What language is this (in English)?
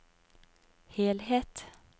Norwegian